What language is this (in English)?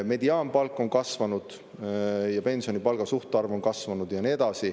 Estonian